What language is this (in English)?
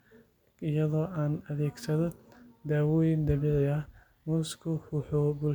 Somali